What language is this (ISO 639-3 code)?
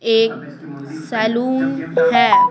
hin